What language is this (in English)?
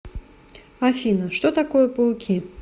Russian